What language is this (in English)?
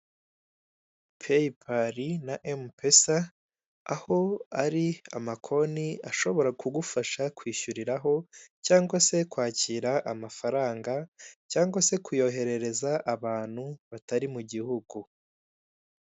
Kinyarwanda